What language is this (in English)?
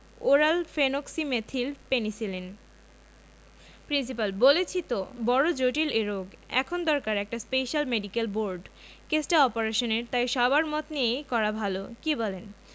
Bangla